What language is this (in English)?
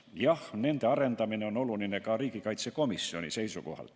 Estonian